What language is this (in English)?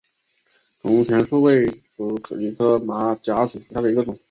Chinese